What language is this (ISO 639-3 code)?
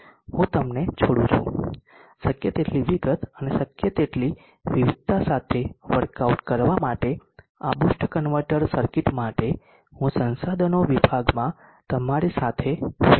guj